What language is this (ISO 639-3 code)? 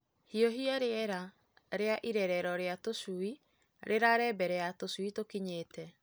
kik